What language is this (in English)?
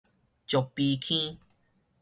Min Nan Chinese